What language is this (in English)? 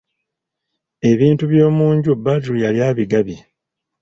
Ganda